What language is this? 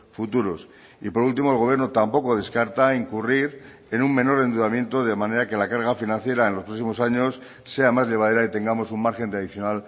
Spanish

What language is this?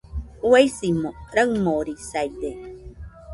Nüpode Huitoto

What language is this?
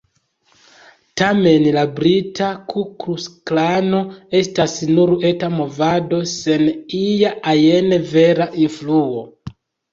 Esperanto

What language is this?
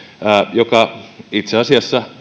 Finnish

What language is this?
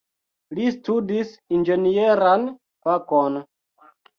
Esperanto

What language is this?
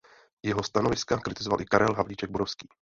Czech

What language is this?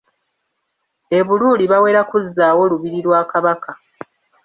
Ganda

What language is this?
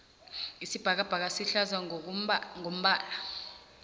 South Ndebele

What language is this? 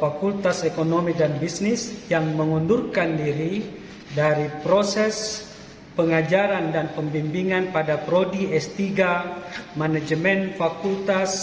Indonesian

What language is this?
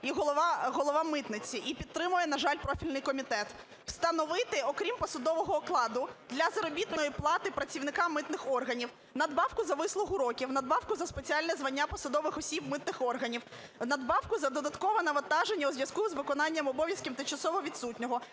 Ukrainian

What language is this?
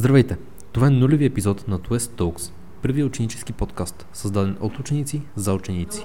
Bulgarian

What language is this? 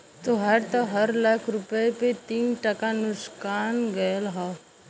Bhojpuri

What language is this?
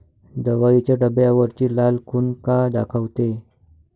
Marathi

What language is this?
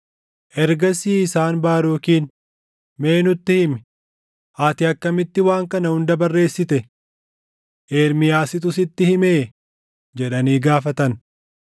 Oromo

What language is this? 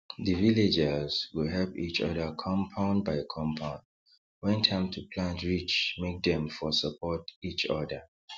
Nigerian Pidgin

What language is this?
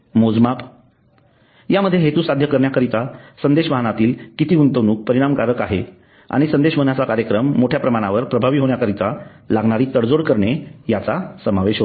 Marathi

